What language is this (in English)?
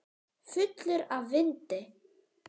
Icelandic